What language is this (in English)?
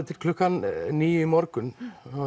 Icelandic